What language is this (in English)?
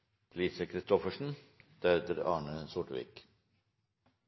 Norwegian Nynorsk